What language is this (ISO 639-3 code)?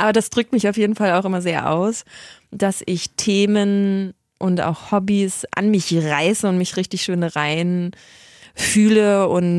deu